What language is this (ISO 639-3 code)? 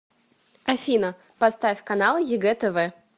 rus